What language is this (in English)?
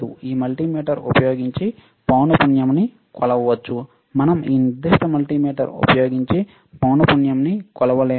Telugu